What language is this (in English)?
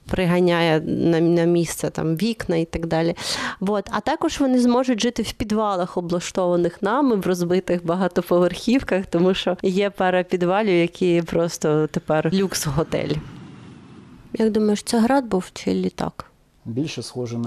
Ukrainian